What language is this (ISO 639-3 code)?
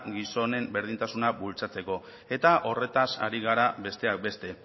eus